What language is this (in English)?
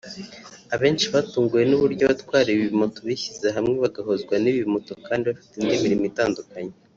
Kinyarwanda